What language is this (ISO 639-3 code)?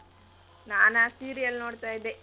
kan